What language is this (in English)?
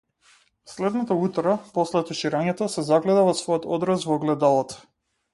Macedonian